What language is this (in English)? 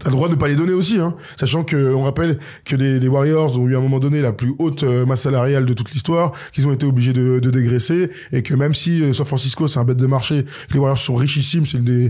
French